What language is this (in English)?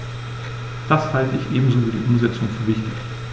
German